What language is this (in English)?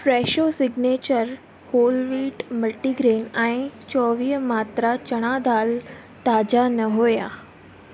Sindhi